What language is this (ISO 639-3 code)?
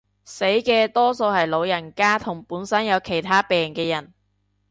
yue